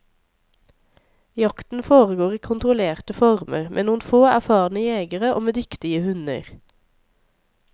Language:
Norwegian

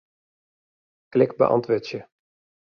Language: Western Frisian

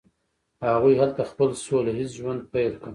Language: Pashto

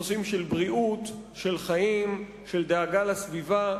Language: Hebrew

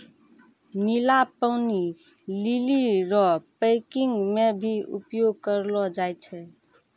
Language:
Maithili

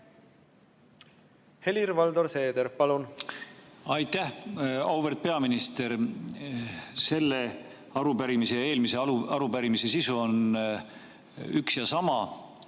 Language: Estonian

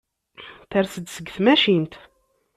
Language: Kabyle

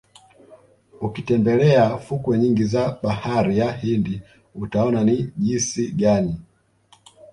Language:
Swahili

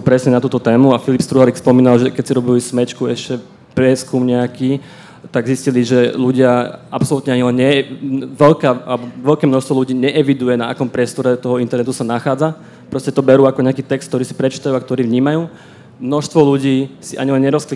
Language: Slovak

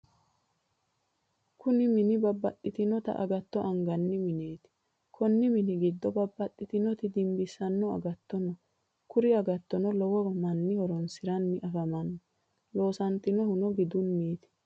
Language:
Sidamo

